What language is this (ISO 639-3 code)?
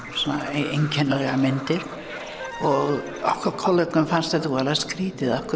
isl